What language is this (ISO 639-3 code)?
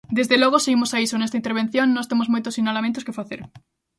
glg